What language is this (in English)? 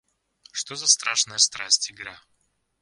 Russian